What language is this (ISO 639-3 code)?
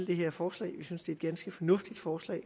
dan